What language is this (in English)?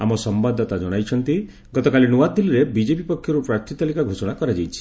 Odia